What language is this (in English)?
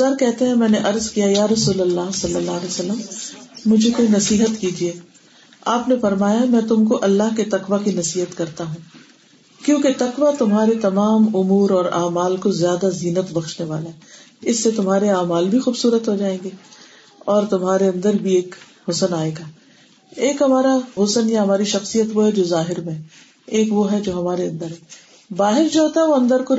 Urdu